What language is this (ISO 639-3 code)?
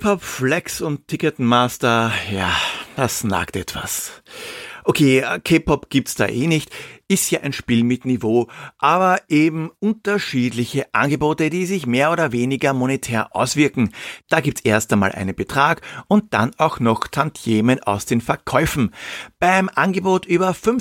deu